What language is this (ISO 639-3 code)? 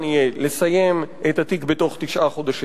heb